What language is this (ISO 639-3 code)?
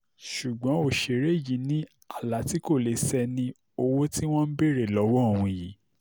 yor